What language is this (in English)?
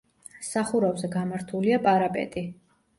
Georgian